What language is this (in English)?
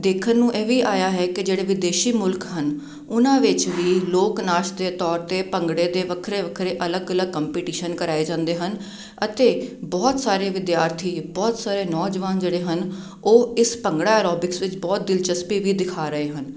Punjabi